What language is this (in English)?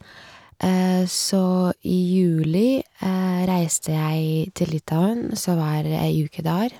Norwegian